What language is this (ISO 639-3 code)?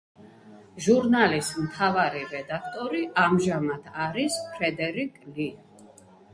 kat